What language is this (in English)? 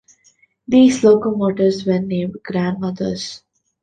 English